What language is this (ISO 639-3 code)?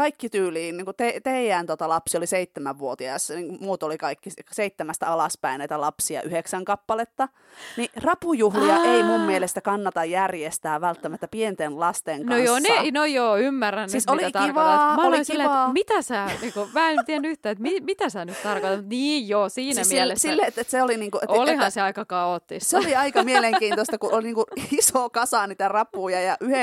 fin